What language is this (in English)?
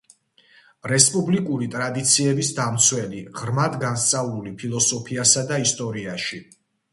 Georgian